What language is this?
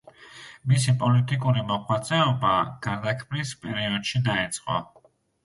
Georgian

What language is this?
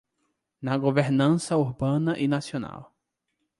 Portuguese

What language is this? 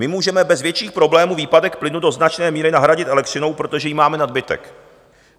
Czech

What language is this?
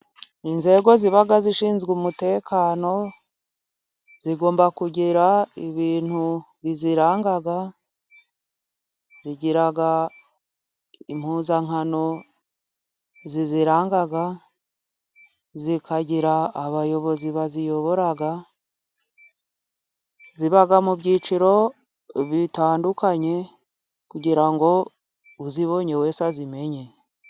Kinyarwanda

